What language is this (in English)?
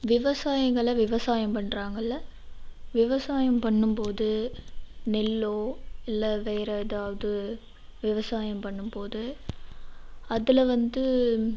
Tamil